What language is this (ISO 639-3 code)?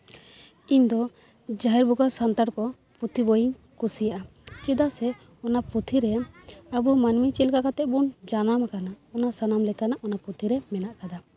sat